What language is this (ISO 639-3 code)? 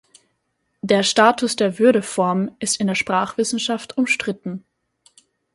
deu